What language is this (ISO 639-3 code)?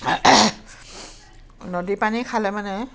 asm